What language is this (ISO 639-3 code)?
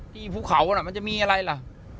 tha